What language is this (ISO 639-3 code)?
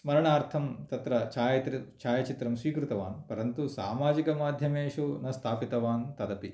san